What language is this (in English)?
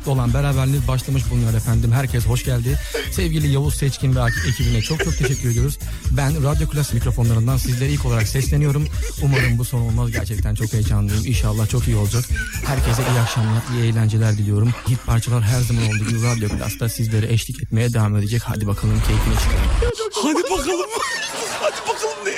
Turkish